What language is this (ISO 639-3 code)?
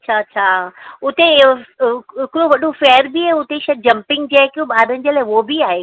snd